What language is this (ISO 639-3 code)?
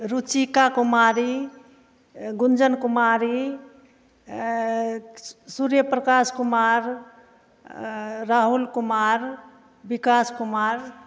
mai